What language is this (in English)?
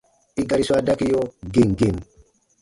Baatonum